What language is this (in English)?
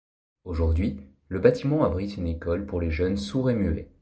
French